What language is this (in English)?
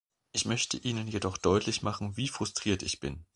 German